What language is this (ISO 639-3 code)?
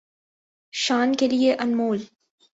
urd